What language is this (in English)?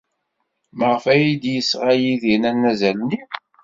Kabyle